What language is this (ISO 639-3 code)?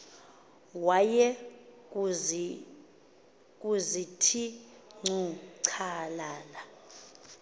xho